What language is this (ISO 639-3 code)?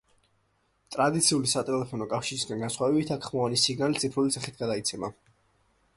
kat